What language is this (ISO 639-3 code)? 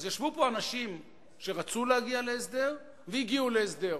heb